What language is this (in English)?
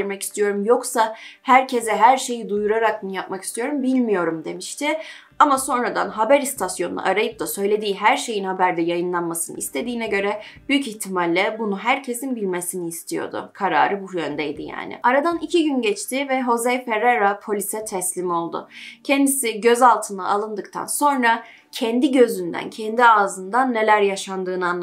Turkish